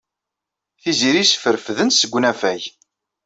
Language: Kabyle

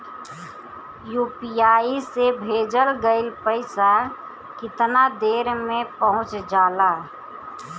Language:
Bhojpuri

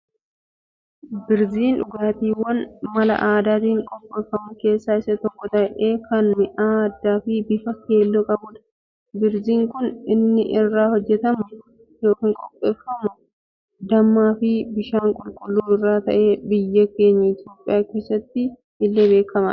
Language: Oromo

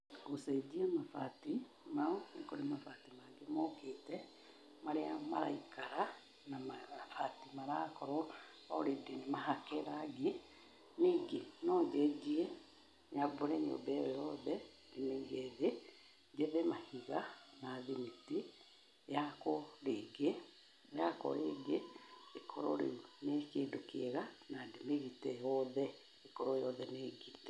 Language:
Kikuyu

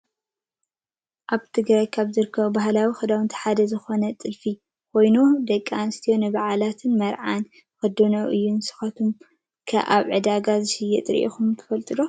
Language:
Tigrinya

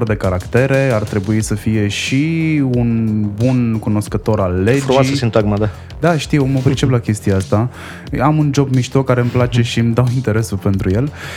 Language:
Romanian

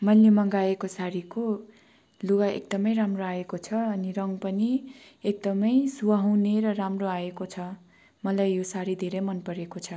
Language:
Nepali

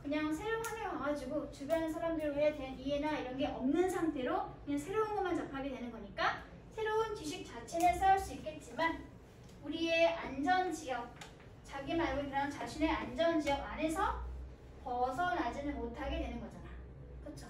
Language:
Korean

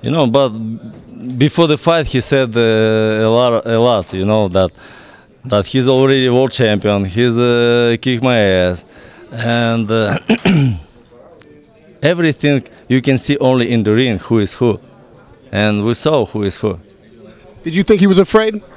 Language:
English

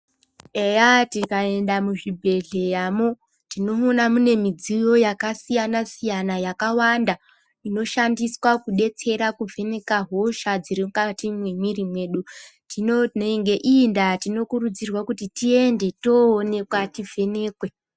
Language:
Ndau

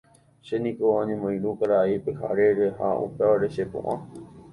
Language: Guarani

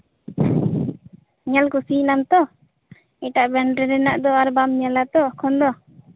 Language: Santali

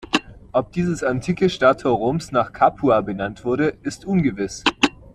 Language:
German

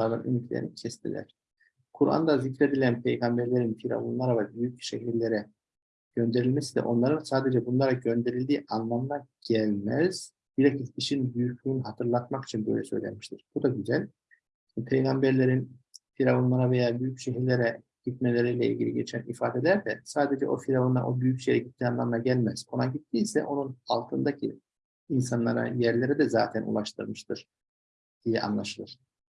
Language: Turkish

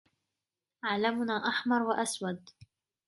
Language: Arabic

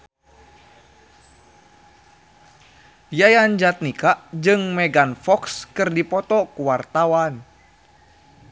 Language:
Sundanese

